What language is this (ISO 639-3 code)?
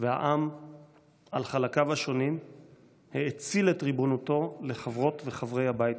heb